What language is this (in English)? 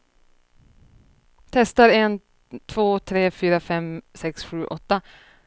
Swedish